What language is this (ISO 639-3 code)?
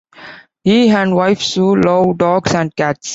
eng